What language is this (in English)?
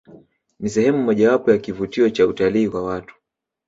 Swahili